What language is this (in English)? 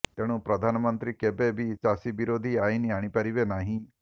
Odia